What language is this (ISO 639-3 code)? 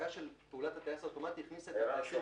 heb